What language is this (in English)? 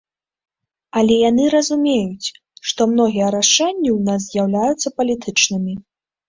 Belarusian